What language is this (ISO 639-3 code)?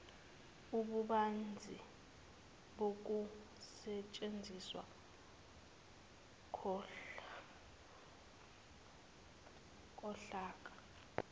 zul